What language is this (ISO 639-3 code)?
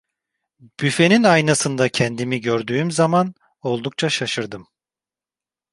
tur